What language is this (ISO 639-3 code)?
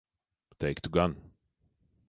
lav